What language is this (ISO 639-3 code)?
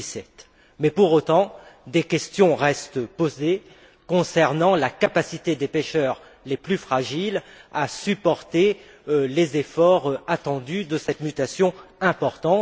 fra